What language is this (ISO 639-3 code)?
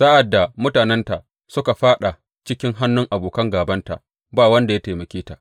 hau